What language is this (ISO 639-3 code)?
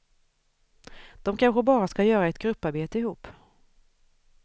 swe